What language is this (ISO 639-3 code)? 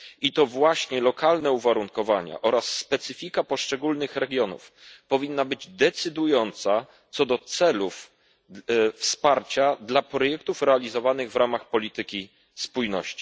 pol